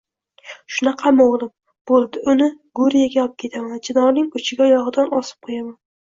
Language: Uzbek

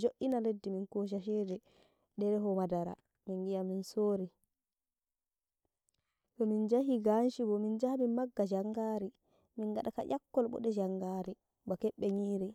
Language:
Nigerian Fulfulde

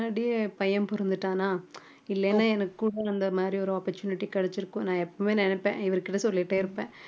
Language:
Tamil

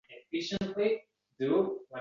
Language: Uzbek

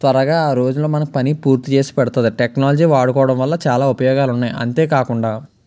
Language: Telugu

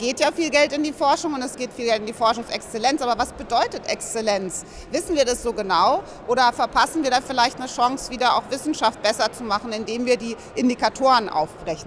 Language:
German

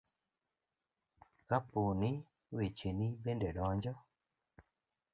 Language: Luo (Kenya and Tanzania)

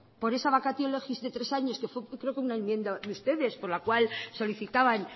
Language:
Spanish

